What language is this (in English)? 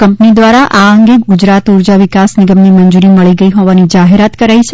Gujarati